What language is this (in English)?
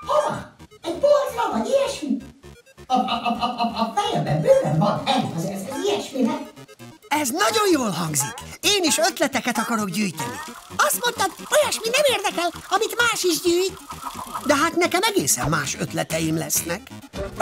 Hungarian